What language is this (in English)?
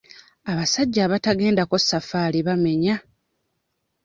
Ganda